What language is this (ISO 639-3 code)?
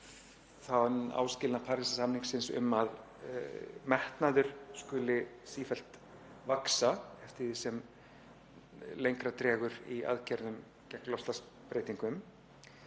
isl